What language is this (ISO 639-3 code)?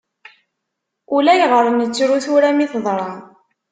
kab